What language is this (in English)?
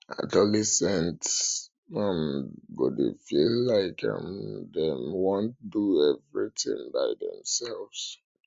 Nigerian Pidgin